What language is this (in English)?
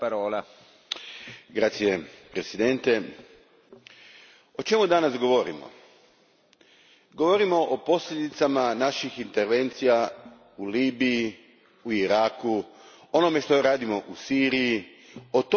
Croatian